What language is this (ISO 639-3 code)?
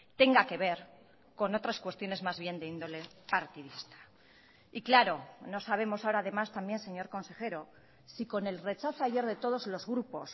spa